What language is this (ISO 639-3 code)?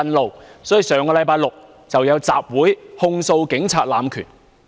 yue